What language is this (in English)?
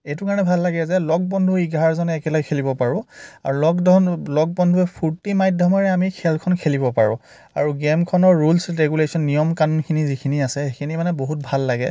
Assamese